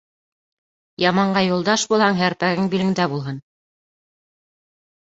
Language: Bashkir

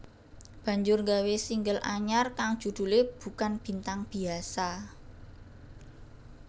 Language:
Javanese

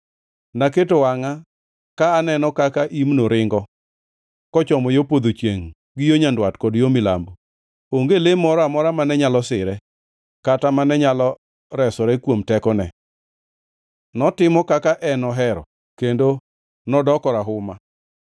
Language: Luo (Kenya and Tanzania)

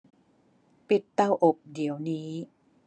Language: Thai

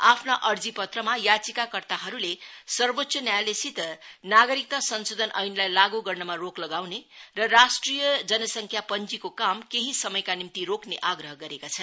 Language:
Nepali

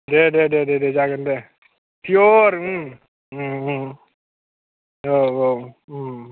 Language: Bodo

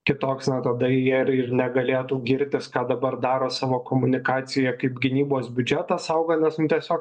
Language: Lithuanian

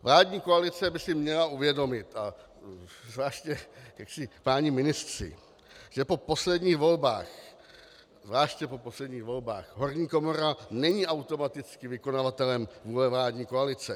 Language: Czech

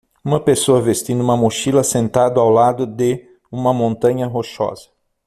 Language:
Portuguese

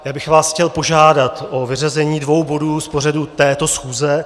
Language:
Czech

